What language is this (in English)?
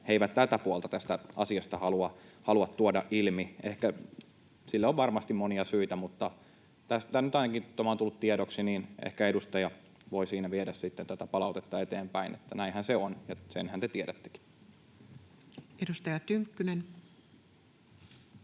Finnish